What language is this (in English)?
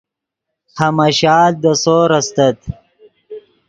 Yidgha